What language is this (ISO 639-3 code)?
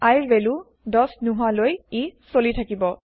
asm